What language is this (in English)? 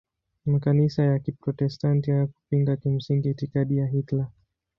Swahili